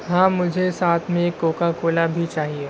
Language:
Urdu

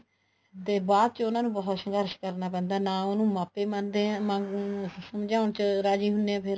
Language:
Punjabi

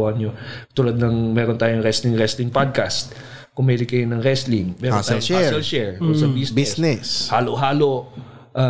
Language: Filipino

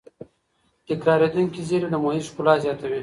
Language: Pashto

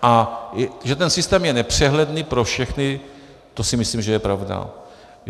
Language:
Czech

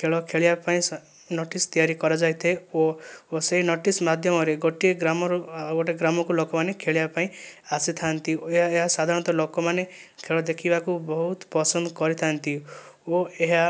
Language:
Odia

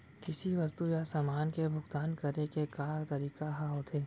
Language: Chhattisgarhi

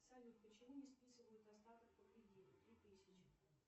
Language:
Russian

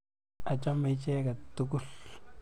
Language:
Kalenjin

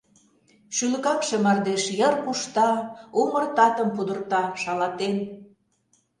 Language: Mari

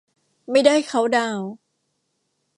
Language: Thai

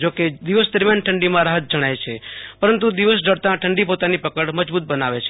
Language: Gujarati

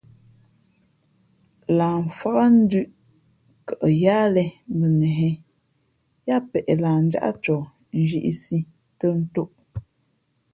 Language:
Fe'fe'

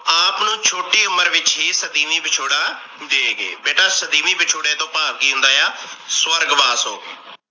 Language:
Punjabi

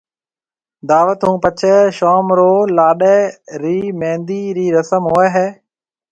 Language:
Marwari (Pakistan)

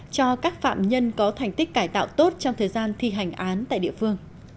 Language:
Vietnamese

